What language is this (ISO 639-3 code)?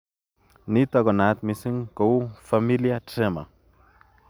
kln